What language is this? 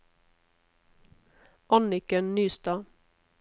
Norwegian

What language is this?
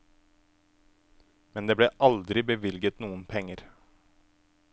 Norwegian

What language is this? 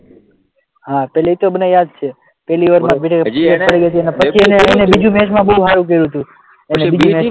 Gujarati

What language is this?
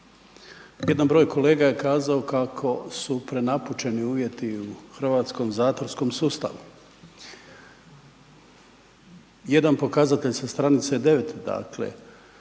Croatian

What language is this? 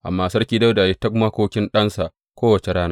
Hausa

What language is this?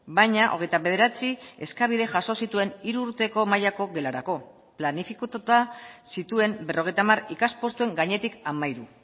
Basque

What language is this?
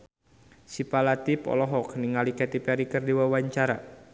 Sundanese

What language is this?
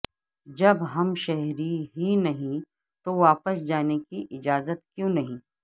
Urdu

